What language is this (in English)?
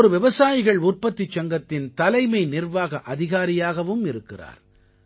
Tamil